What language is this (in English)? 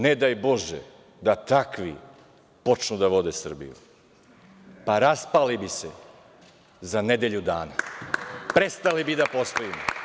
Serbian